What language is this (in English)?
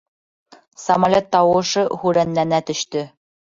Bashkir